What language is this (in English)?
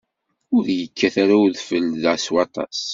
Kabyle